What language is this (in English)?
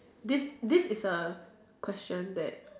English